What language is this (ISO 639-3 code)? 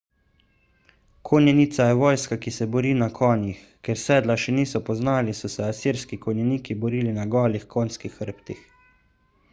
slv